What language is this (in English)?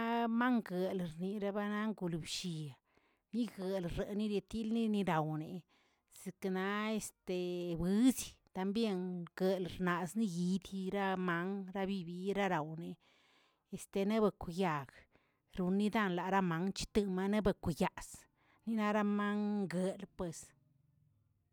Tilquiapan Zapotec